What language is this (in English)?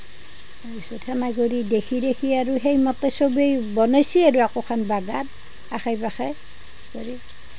Assamese